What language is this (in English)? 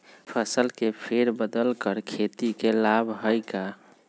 Magahi